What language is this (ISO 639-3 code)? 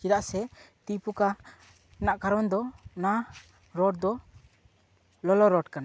sat